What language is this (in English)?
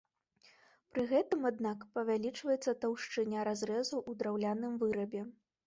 Belarusian